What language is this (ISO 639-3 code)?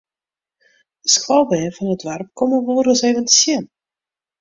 fry